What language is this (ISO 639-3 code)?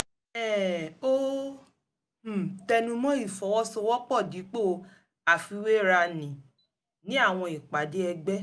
yor